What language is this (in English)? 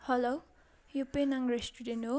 Nepali